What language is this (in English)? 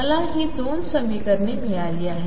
Marathi